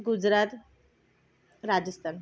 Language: Marathi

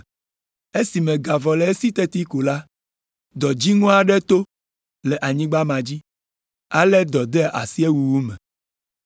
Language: Ewe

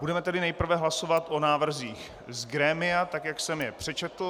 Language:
Czech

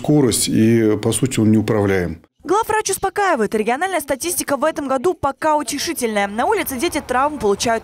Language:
Russian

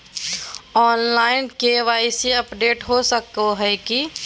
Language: Magahi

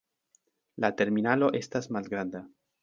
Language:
Esperanto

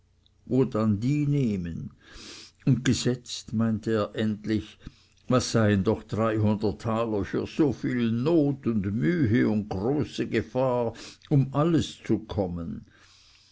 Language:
German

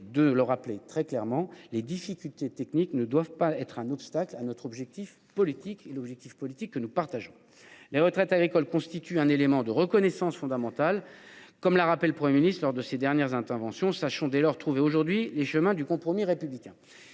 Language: French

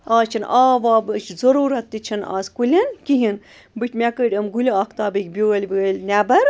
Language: Kashmiri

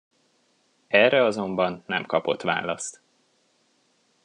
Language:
Hungarian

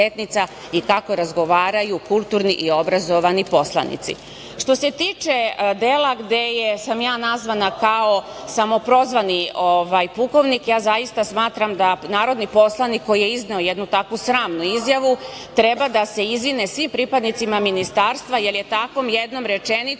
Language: Serbian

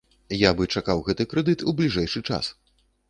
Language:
Belarusian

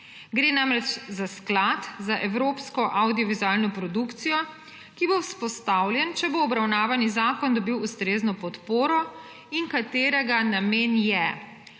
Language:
Slovenian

